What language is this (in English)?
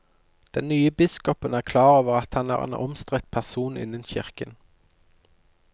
Norwegian